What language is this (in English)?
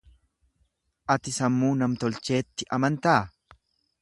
Oromo